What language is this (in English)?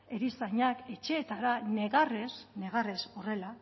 Basque